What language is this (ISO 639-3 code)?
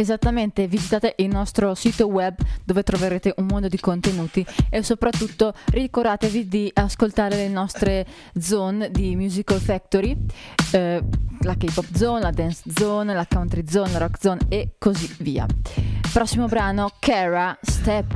ita